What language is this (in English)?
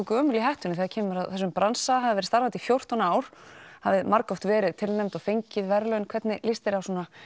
Icelandic